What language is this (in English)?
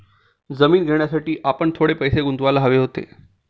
Marathi